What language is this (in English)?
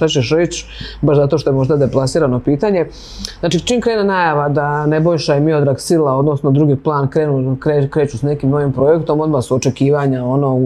Croatian